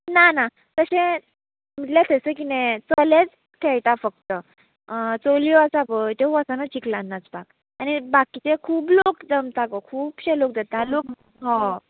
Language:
Konkani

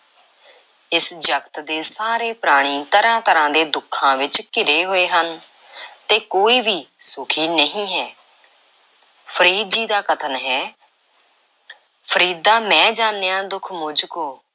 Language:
Punjabi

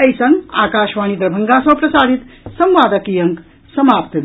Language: Maithili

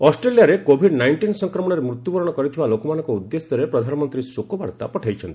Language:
Odia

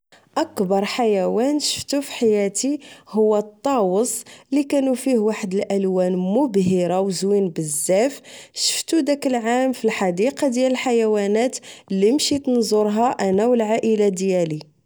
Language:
Moroccan Arabic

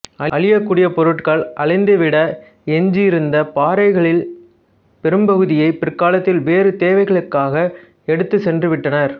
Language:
Tamil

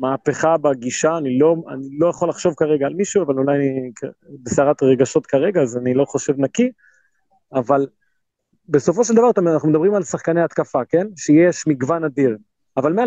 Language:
Hebrew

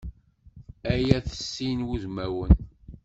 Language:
Kabyle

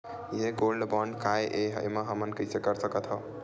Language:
Chhattisgarhi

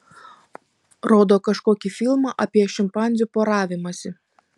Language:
Lithuanian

